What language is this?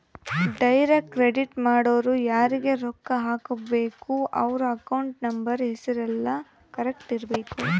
Kannada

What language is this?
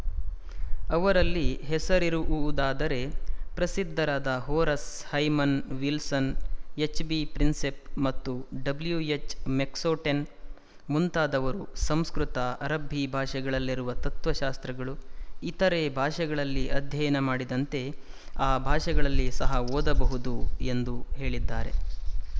Kannada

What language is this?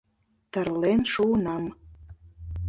Mari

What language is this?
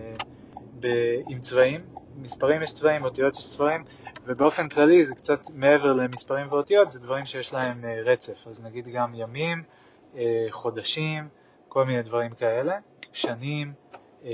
Hebrew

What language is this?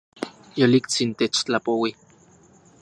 Central Puebla Nahuatl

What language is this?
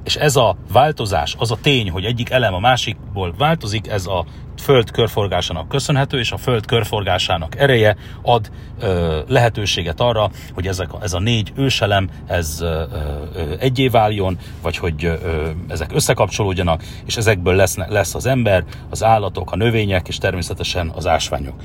Hungarian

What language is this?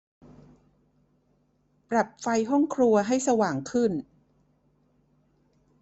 Thai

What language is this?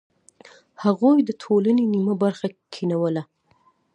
Pashto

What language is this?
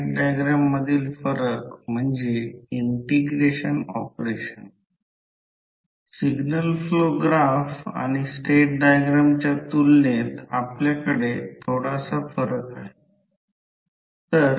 Marathi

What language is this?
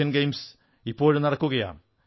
Malayalam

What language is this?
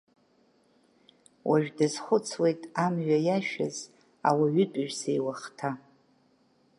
Abkhazian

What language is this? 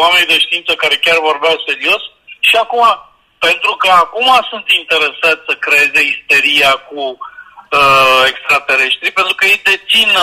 Romanian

